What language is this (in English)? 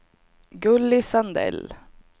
Swedish